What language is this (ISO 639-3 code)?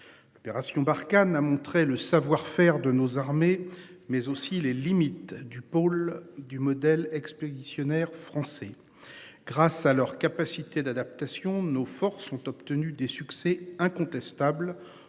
fra